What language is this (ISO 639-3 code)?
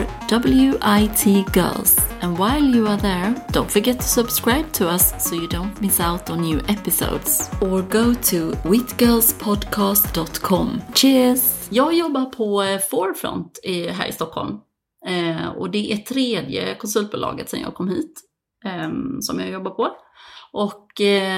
swe